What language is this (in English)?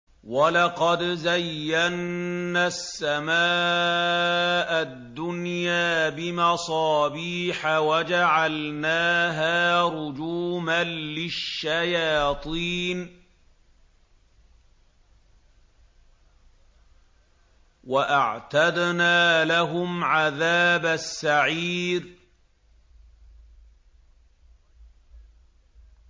Arabic